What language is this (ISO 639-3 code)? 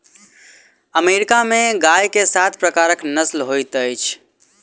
mai